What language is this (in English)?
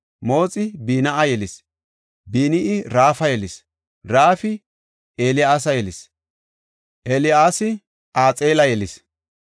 Gofa